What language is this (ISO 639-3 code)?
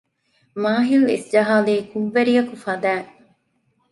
div